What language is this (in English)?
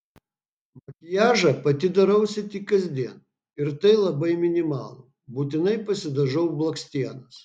Lithuanian